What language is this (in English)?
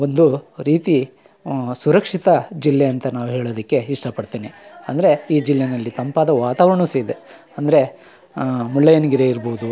Kannada